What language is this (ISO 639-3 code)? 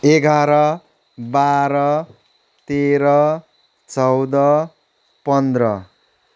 nep